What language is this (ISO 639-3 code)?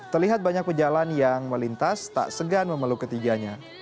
ind